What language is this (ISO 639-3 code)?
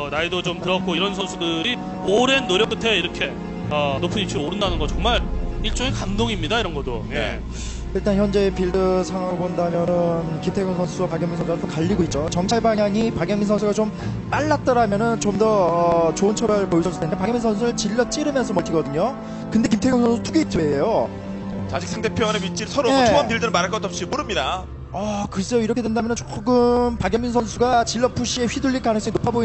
kor